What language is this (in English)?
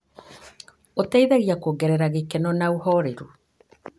Kikuyu